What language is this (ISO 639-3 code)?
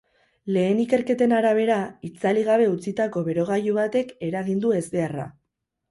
eus